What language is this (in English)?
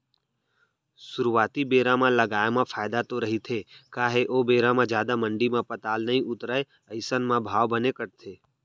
Chhattisgarhi